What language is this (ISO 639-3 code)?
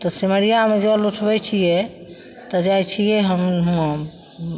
mai